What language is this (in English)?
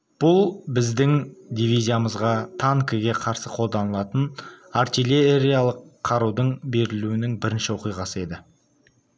Kazakh